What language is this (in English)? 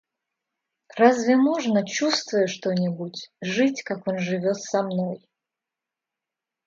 Russian